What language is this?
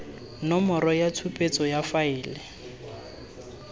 Tswana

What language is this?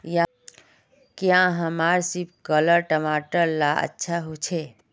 Magahi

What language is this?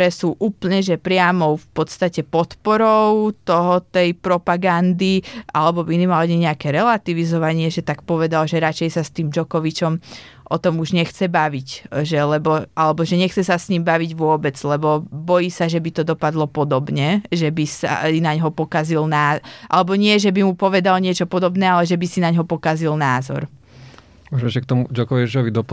Slovak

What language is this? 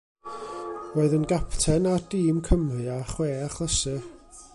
Welsh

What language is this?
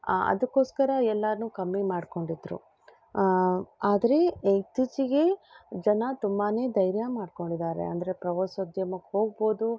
Kannada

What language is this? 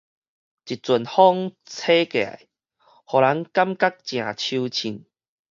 Min Nan Chinese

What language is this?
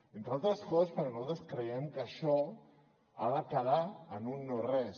Catalan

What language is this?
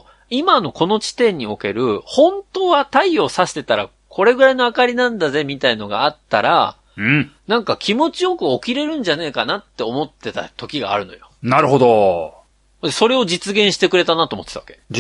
Japanese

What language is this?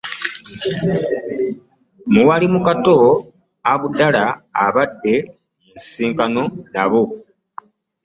Ganda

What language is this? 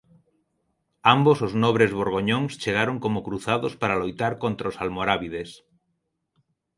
Galician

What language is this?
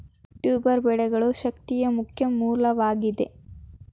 Kannada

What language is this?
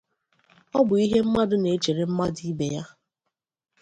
Igbo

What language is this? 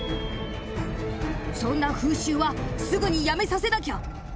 Japanese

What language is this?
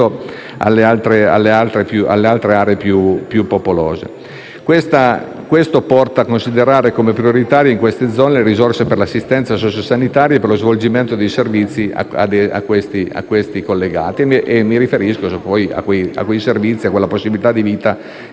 Italian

